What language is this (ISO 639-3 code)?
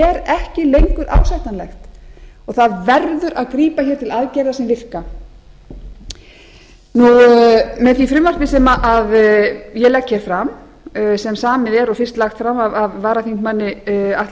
isl